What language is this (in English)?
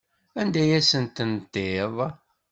Kabyle